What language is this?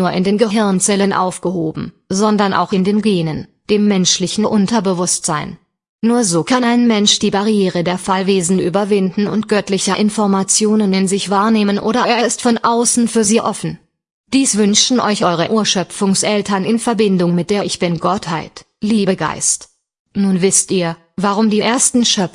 German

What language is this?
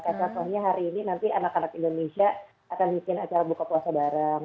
Indonesian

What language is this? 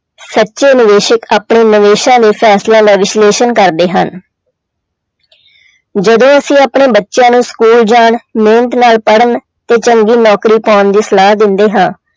Punjabi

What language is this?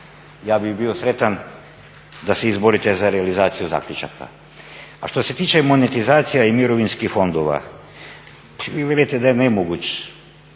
Croatian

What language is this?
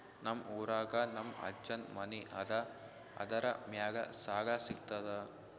Kannada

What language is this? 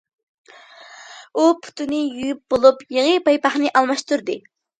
Uyghur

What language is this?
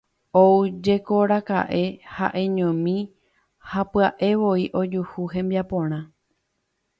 Guarani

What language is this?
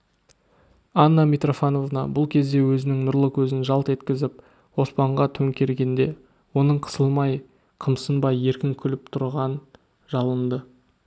Kazakh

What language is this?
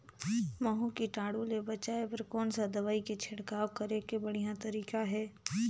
Chhattisgarhi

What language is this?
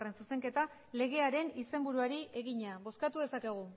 Basque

